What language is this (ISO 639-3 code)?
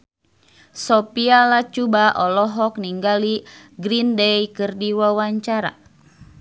sun